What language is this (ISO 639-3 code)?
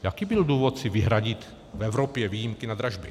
ces